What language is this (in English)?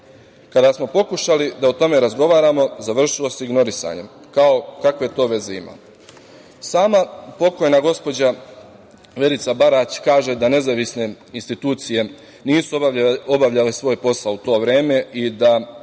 Serbian